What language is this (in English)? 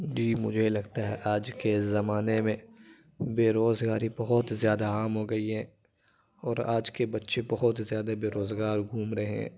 Urdu